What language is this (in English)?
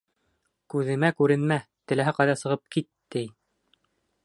Bashkir